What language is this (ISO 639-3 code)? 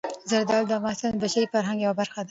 pus